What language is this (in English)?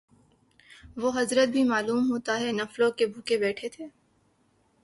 Urdu